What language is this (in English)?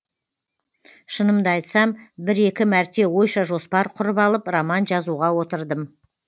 Kazakh